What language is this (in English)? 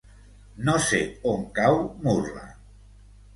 Catalan